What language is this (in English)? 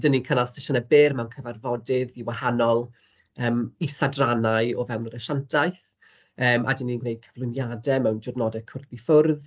Welsh